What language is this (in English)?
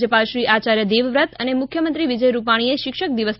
Gujarati